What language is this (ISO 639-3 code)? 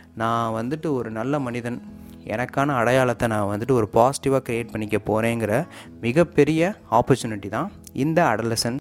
tam